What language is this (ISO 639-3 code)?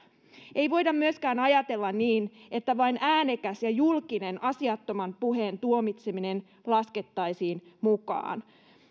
fin